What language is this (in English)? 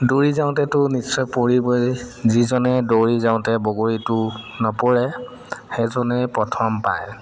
Assamese